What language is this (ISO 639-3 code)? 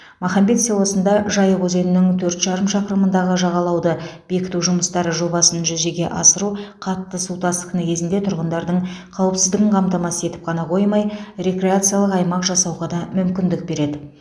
kaz